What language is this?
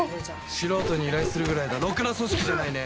Japanese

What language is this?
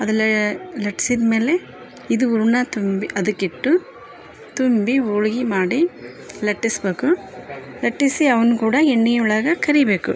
Kannada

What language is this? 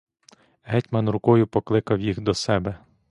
Ukrainian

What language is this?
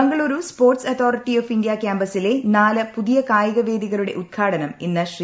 Malayalam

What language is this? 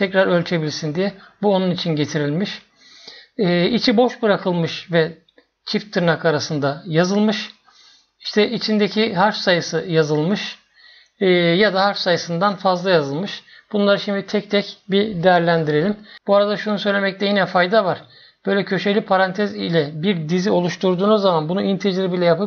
Turkish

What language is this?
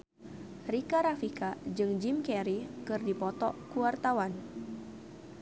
Sundanese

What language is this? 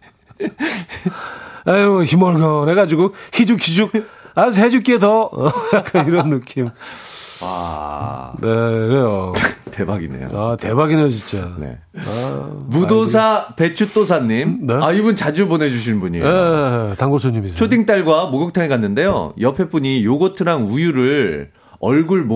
Korean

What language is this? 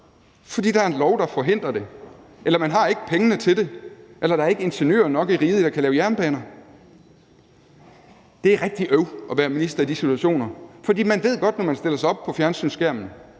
Danish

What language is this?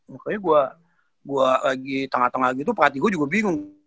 Indonesian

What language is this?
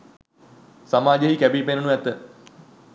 Sinhala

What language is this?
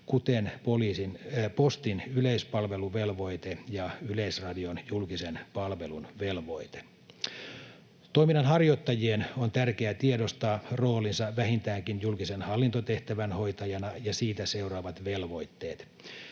Finnish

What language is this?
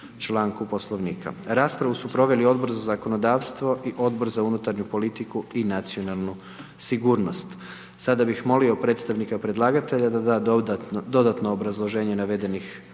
Croatian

